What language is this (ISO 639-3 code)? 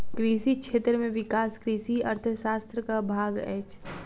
mai